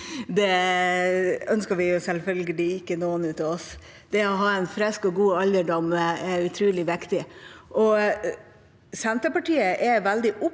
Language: Norwegian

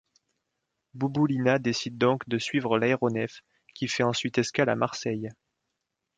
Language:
French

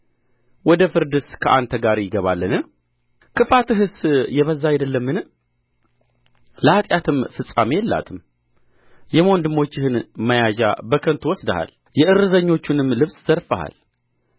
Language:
Amharic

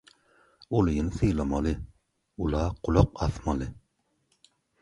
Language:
Turkmen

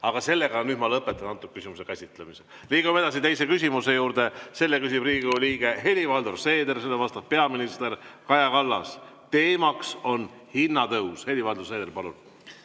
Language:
Estonian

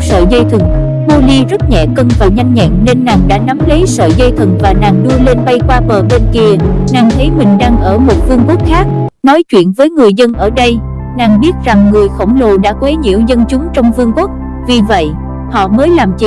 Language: Vietnamese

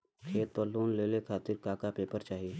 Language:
Bhojpuri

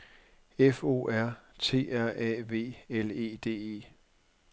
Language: Danish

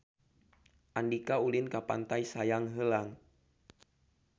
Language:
Sundanese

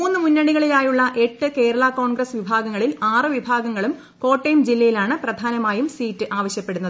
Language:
Malayalam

